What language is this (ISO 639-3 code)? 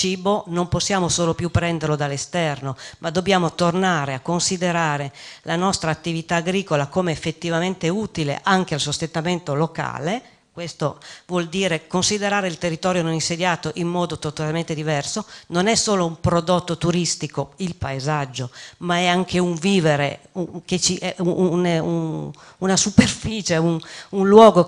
ita